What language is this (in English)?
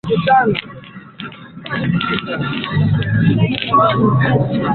Swahili